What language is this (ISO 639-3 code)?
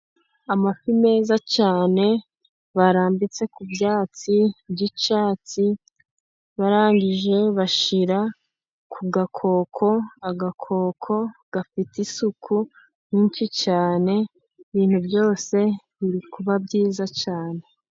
kin